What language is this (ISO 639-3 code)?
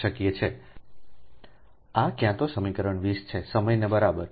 guj